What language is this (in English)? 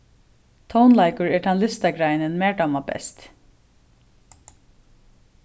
Faroese